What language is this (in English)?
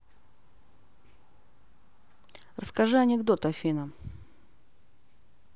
Russian